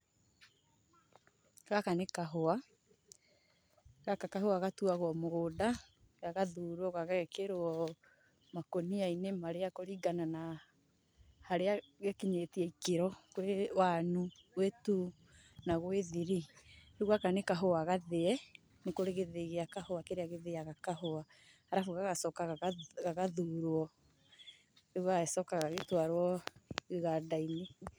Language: Kikuyu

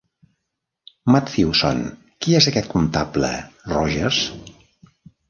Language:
Catalan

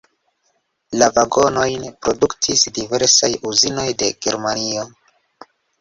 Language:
Esperanto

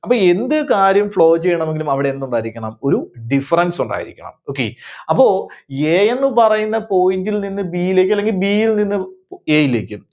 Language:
Malayalam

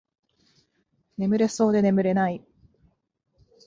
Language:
Japanese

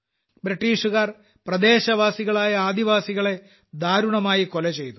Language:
Malayalam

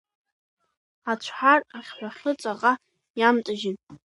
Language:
Abkhazian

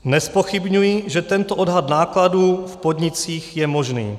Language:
Czech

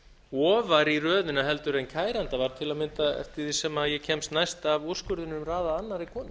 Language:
Icelandic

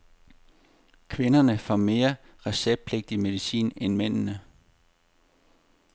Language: Danish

